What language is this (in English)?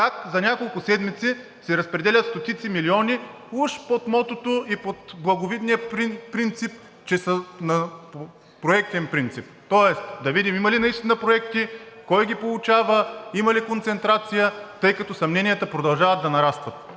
Bulgarian